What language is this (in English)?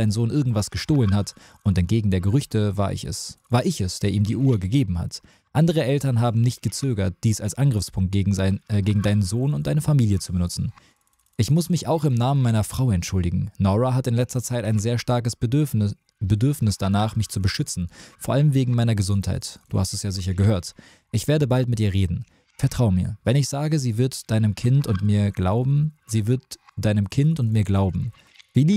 German